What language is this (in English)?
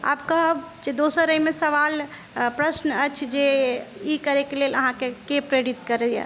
Maithili